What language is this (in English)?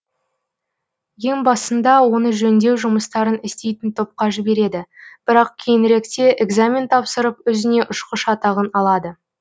Kazakh